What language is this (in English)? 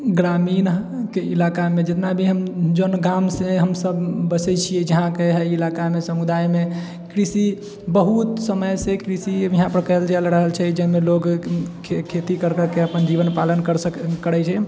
Maithili